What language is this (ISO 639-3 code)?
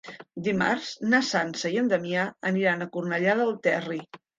cat